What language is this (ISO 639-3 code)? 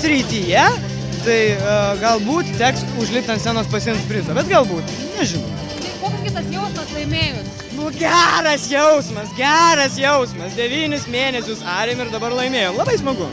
lit